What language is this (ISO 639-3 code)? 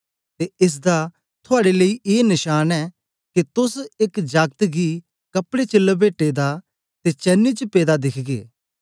doi